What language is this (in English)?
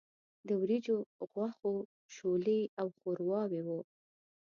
Pashto